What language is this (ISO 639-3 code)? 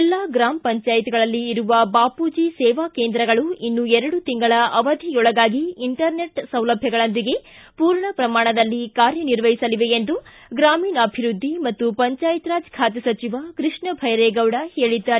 kan